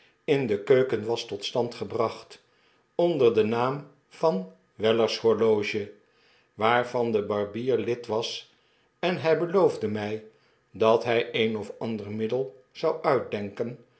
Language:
Dutch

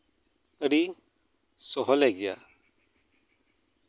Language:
Santali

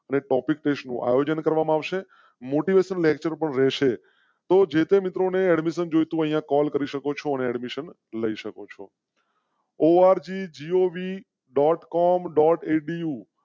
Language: Gujarati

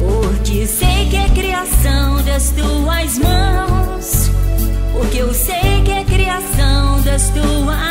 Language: Portuguese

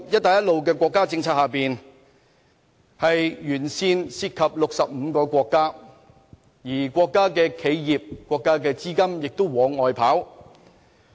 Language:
Cantonese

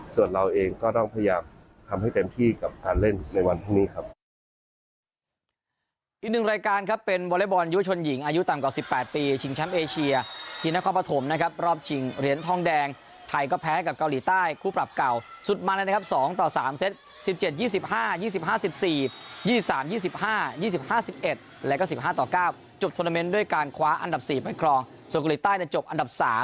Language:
Thai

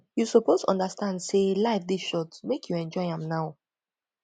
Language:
Nigerian Pidgin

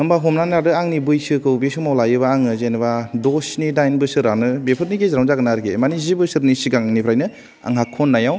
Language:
Bodo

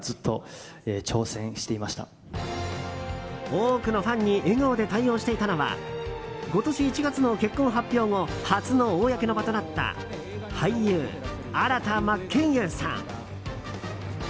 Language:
Japanese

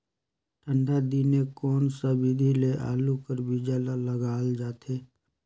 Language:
Chhattisgarhi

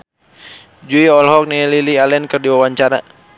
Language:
Sundanese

